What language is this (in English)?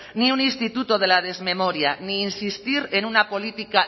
Spanish